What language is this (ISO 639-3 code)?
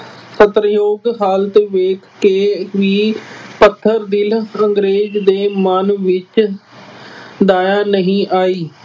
pan